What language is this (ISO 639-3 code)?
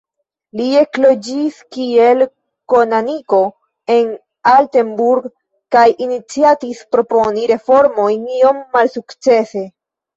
epo